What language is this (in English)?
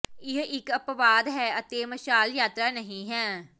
Punjabi